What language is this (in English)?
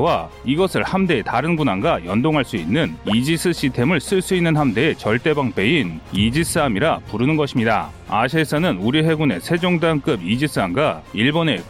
Korean